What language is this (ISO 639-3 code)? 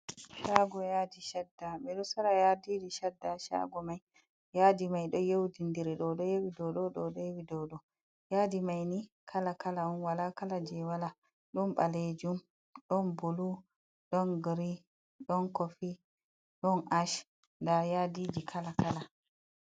ful